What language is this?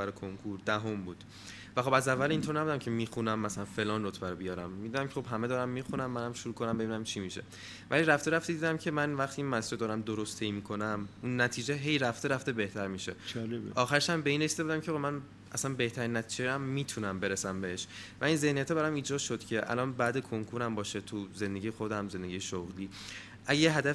Persian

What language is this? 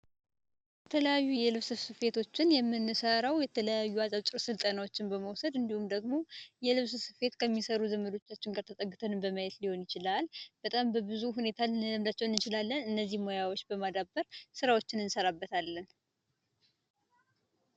Amharic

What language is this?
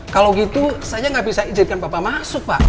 Indonesian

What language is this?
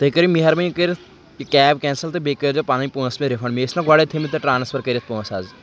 Kashmiri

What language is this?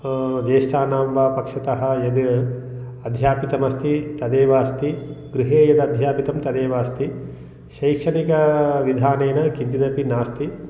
Sanskrit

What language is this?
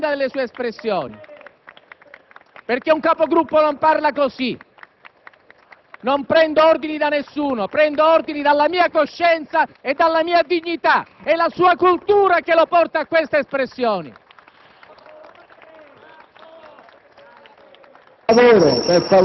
Italian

